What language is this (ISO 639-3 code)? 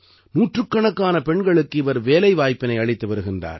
tam